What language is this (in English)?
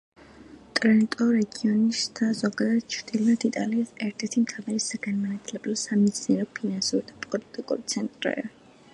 Georgian